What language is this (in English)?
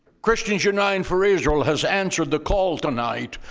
English